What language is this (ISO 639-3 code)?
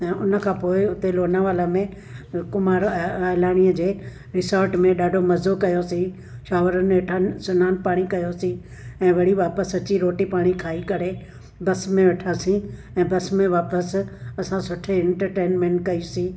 snd